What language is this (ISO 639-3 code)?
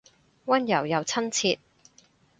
yue